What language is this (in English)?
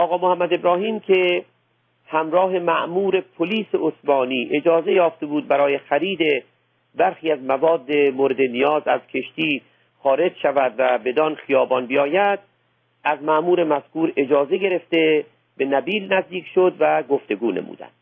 Persian